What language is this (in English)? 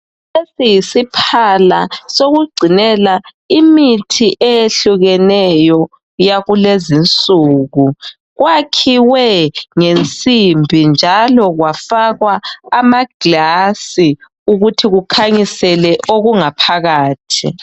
North Ndebele